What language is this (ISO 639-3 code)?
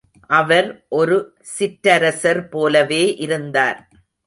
tam